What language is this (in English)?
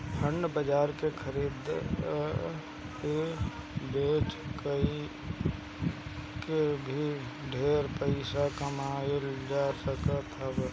Bhojpuri